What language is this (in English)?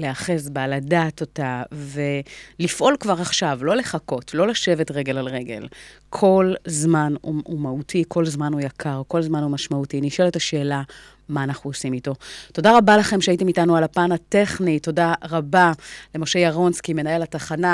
Hebrew